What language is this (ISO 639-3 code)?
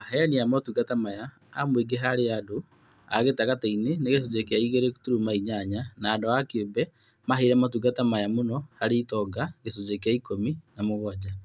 kik